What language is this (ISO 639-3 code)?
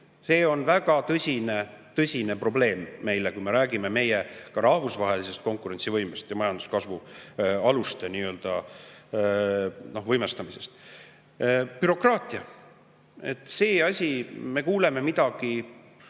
est